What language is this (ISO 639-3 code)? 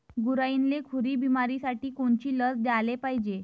mar